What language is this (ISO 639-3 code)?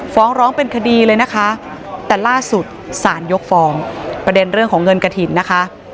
tha